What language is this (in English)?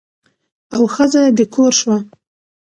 Pashto